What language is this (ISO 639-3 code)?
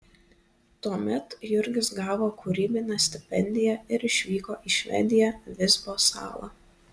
lit